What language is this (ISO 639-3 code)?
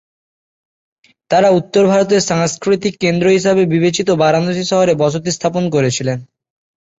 ben